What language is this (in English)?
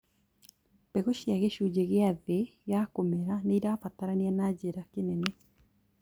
Kikuyu